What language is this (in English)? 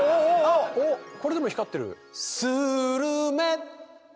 Japanese